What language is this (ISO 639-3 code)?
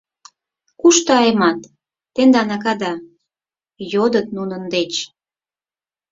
chm